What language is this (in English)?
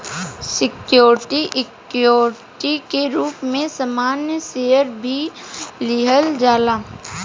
Bhojpuri